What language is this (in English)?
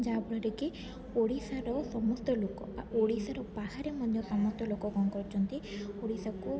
Odia